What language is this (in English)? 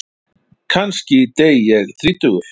Icelandic